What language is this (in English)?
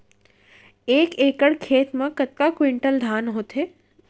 Chhattisgarhi